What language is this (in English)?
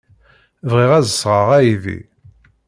Kabyle